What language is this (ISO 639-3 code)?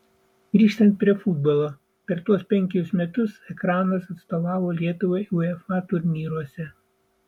lit